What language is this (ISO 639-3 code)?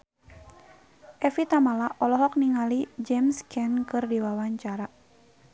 sun